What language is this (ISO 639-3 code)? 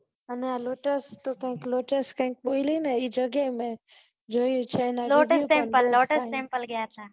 guj